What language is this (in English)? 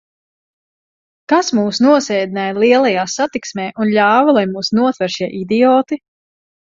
Latvian